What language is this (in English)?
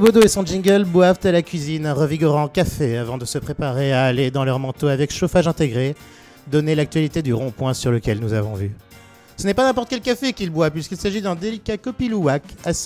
French